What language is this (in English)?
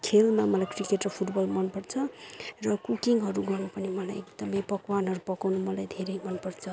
Nepali